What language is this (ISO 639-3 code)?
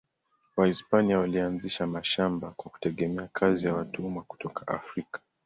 swa